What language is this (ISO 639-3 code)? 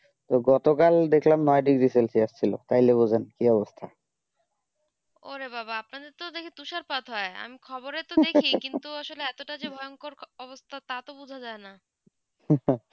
ben